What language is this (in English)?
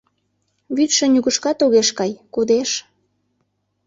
Mari